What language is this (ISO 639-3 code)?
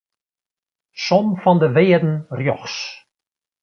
fry